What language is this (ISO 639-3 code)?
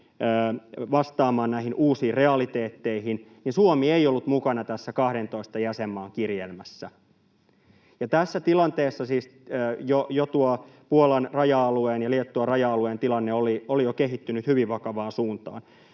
fin